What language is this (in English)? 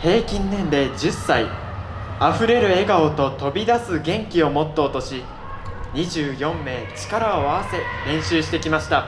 Japanese